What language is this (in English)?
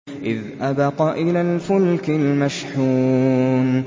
Arabic